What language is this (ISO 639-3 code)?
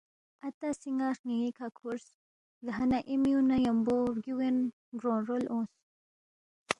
bft